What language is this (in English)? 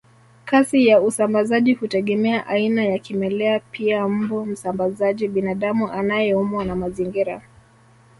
Swahili